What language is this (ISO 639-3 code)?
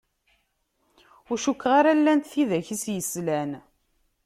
kab